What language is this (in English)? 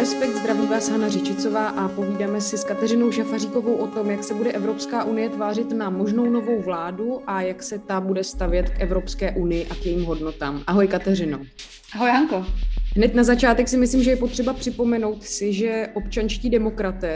Czech